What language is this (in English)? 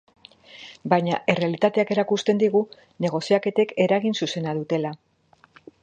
Basque